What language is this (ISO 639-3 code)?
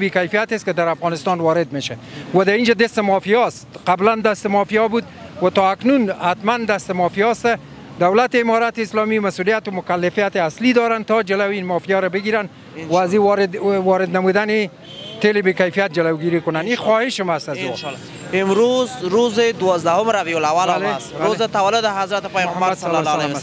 fas